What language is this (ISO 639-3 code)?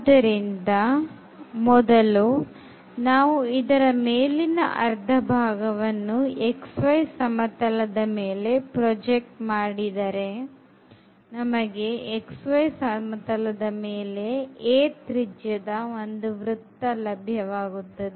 kan